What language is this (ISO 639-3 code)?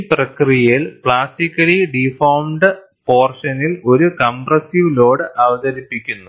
mal